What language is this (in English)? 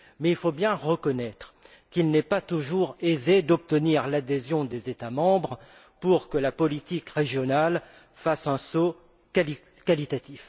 French